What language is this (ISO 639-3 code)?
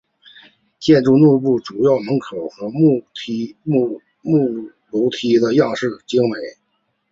zho